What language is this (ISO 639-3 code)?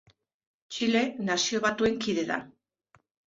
eus